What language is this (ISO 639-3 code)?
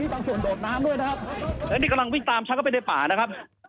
tha